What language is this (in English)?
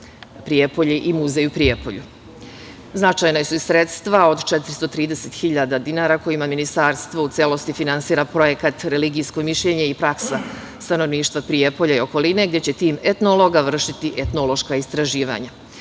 Serbian